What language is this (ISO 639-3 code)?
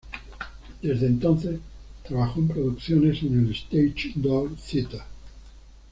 spa